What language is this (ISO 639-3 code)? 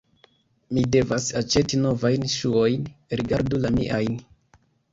epo